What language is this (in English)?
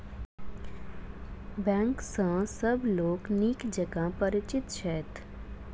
Maithili